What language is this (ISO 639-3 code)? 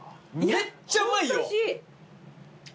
jpn